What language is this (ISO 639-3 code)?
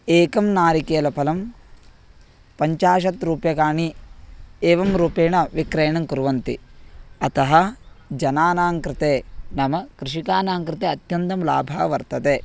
san